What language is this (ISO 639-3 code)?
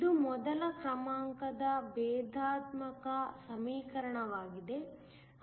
kan